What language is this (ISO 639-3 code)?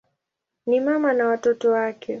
swa